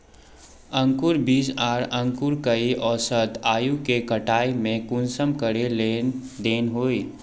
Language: Magahi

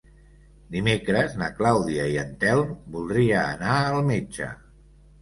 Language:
Catalan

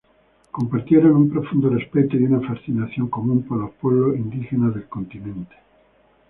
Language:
Spanish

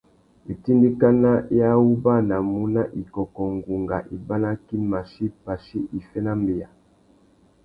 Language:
Tuki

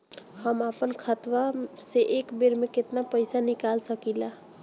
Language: Bhojpuri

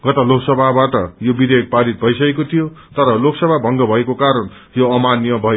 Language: Nepali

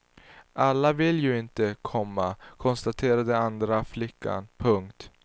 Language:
Swedish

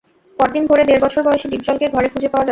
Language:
Bangla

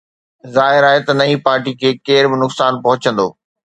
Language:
Sindhi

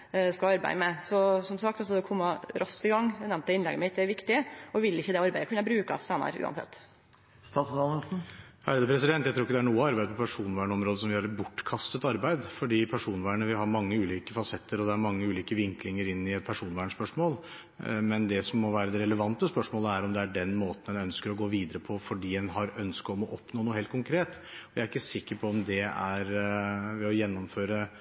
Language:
Norwegian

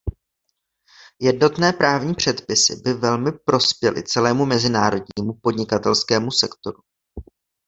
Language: Czech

